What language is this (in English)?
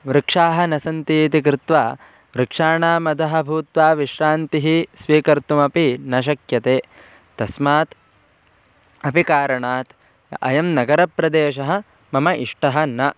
Sanskrit